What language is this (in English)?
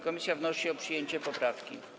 Polish